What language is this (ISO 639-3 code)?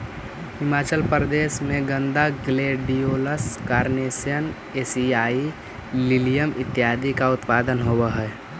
mag